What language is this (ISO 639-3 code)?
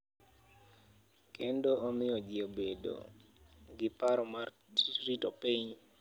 luo